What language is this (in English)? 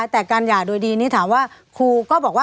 Thai